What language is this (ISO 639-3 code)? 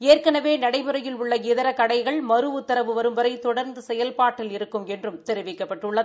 tam